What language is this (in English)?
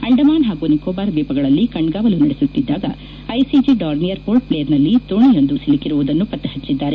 Kannada